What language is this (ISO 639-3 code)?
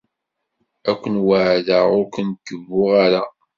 kab